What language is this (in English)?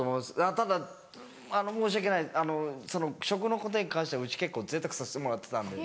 Japanese